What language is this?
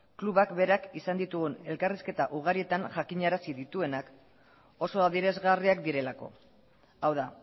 Basque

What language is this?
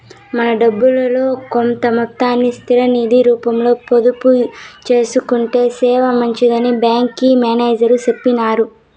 Telugu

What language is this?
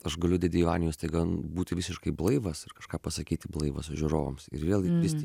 Lithuanian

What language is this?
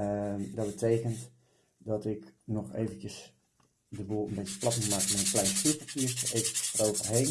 Dutch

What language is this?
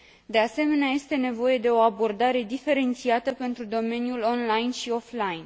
Romanian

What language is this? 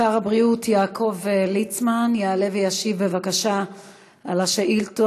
Hebrew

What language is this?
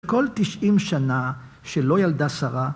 Hebrew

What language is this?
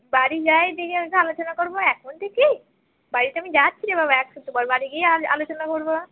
Bangla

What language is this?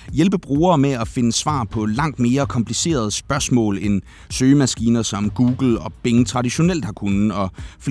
Danish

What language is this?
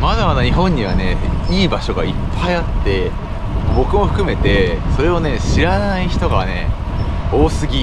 Japanese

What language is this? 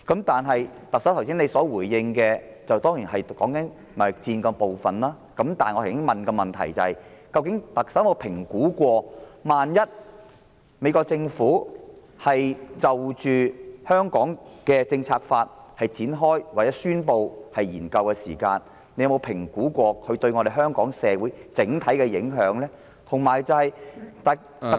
Cantonese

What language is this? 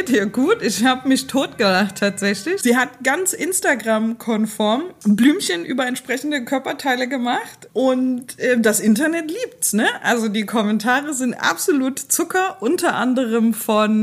German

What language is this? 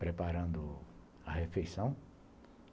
Portuguese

